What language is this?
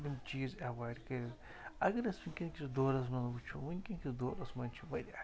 Kashmiri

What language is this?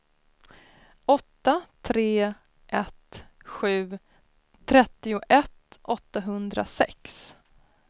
Swedish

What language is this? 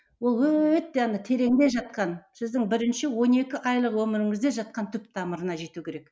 Kazakh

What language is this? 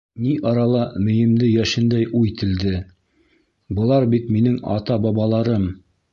Bashkir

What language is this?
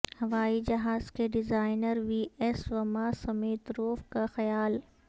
Urdu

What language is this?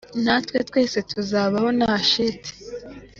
Kinyarwanda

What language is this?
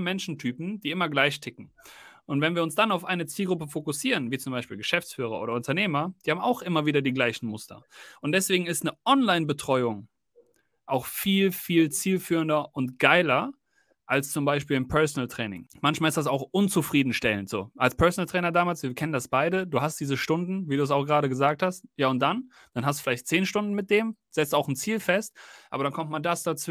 German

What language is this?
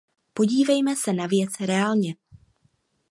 Czech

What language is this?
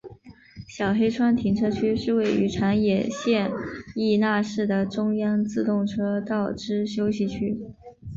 Chinese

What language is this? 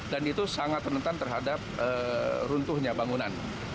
Indonesian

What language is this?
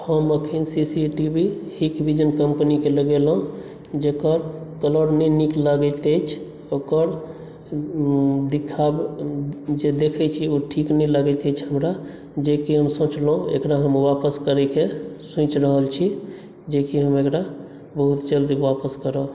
Maithili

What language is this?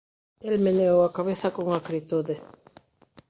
Galician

